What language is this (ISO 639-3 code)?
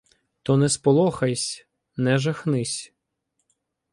ukr